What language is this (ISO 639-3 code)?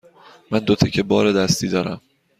fas